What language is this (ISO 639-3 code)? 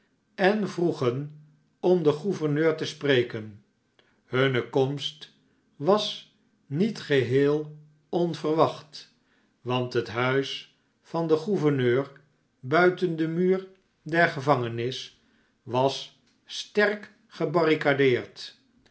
nld